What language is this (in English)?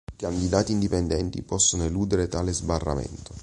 Italian